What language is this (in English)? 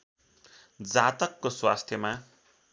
Nepali